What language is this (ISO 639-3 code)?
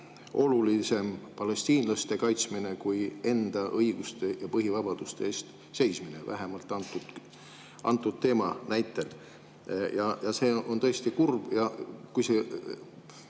est